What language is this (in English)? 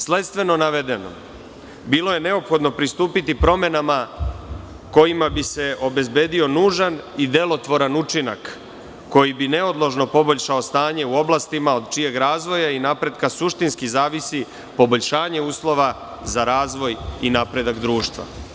Serbian